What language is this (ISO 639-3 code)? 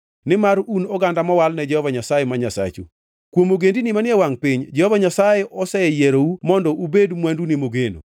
luo